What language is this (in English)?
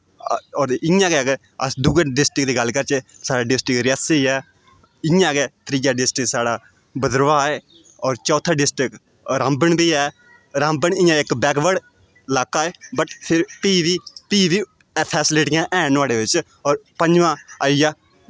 Dogri